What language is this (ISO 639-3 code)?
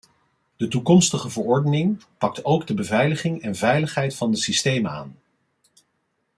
nld